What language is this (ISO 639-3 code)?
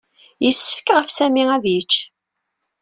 kab